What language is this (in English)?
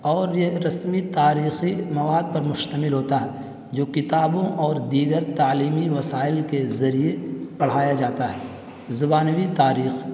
Urdu